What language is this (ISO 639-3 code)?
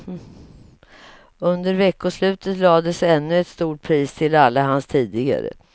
swe